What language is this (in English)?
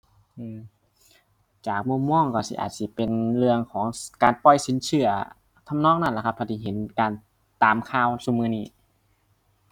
Thai